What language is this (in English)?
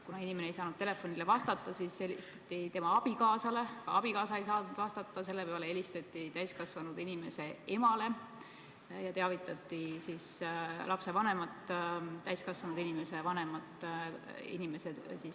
Estonian